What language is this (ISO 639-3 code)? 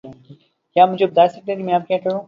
urd